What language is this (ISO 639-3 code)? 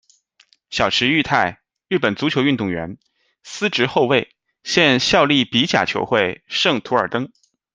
zho